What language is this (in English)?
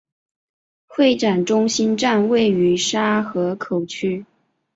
Chinese